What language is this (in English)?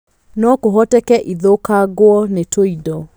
Kikuyu